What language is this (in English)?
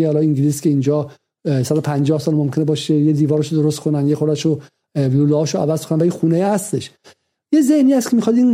Persian